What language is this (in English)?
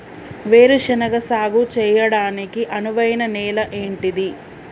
Telugu